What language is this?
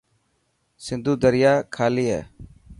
Dhatki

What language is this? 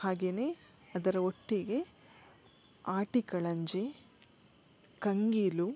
Kannada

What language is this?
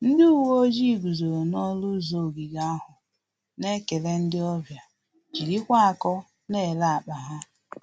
Igbo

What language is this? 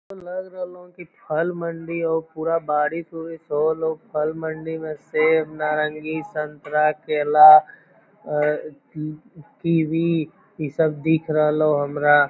Magahi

